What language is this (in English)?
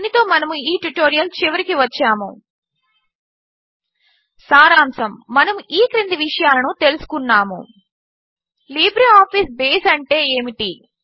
Telugu